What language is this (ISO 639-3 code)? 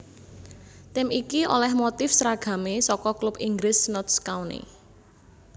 jav